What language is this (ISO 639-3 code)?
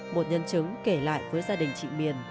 vie